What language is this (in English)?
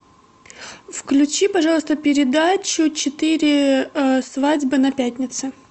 Russian